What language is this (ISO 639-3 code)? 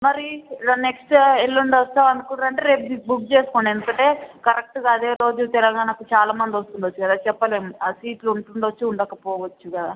tel